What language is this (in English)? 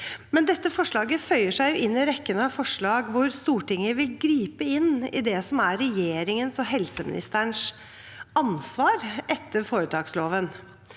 Norwegian